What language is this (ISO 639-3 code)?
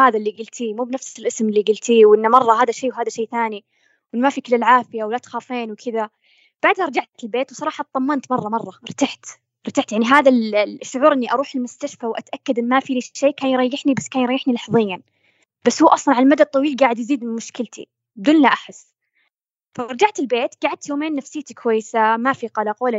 ara